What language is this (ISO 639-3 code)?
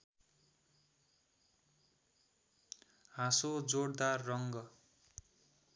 nep